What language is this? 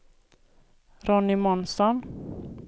Swedish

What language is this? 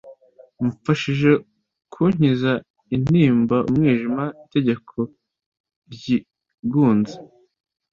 Kinyarwanda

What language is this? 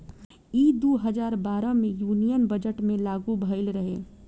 Bhojpuri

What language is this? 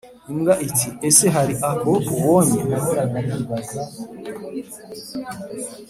Kinyarwanda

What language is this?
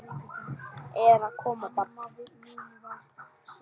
Icelandic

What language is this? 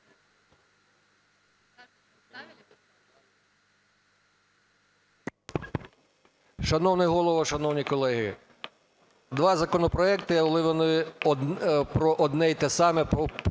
Ukrainian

